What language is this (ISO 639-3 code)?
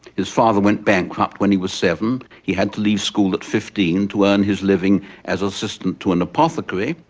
eng